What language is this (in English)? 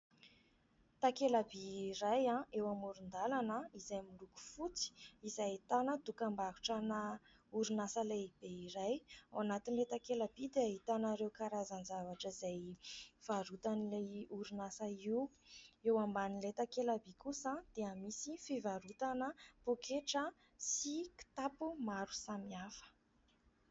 Malagasy